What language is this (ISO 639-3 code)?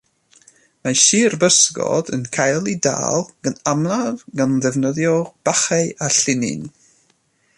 cym